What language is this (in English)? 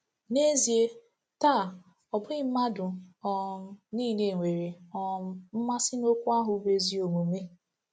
Igbo